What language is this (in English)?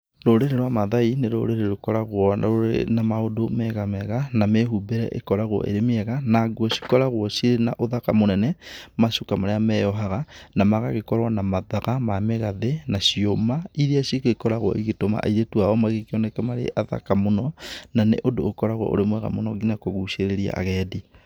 Kikuyu